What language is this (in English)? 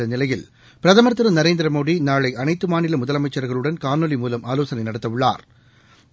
Tamil